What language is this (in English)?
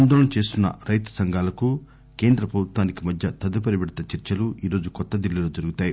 Telugu